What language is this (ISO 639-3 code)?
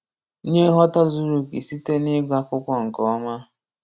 ibo